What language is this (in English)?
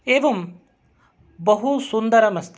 Sanskrit